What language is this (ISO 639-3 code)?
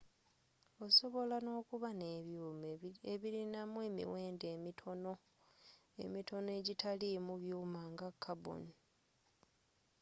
lug